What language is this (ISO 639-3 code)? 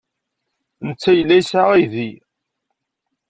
kab